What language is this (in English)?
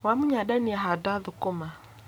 Kikuyu